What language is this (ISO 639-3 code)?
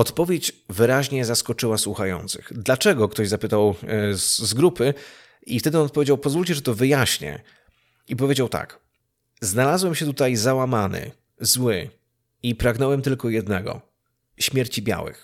pol